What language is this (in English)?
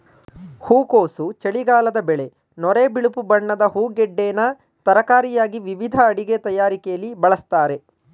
Kannada